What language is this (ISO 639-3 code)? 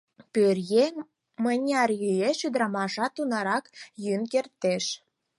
chm